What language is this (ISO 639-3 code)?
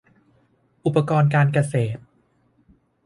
tha